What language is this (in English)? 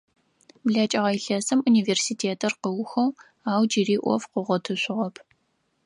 Adyghe